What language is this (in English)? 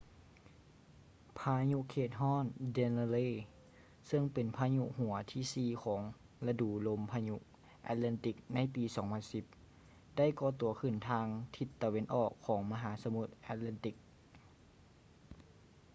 Lao